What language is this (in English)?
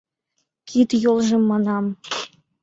Mari